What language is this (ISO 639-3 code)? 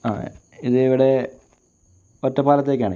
mal